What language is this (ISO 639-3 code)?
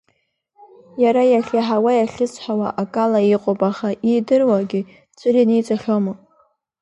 abk